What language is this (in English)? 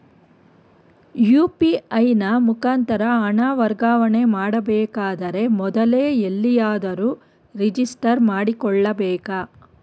Kannada